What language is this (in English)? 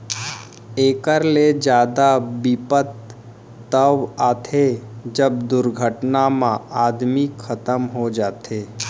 Chhattisgarhi